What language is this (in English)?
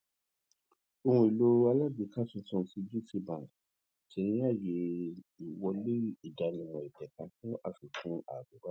Yoruba